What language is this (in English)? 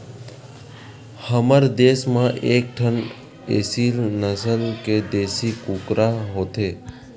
Chhattisgarhi